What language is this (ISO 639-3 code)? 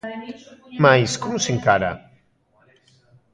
glg